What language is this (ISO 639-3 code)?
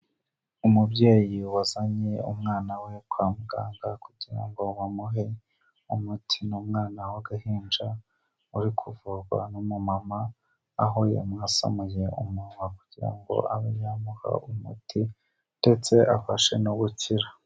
kin